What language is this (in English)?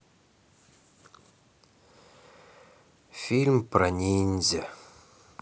Russian